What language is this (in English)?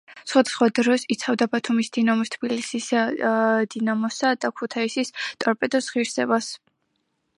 Georgian